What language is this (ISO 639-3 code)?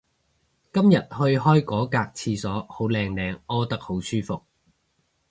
yue